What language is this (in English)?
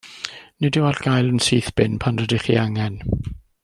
Welsh